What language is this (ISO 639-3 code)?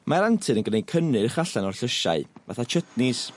cym